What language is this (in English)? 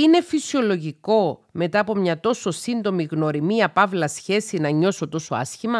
Greek